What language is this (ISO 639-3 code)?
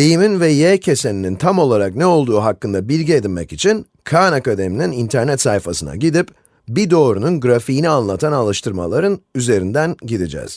tur